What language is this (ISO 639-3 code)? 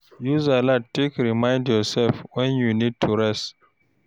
pcm